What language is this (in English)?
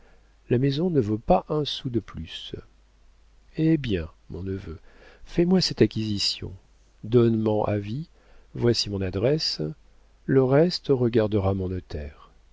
French